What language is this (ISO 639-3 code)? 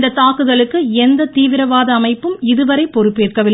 tam